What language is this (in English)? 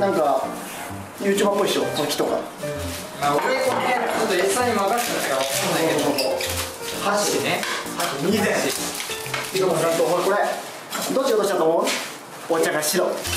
Japanese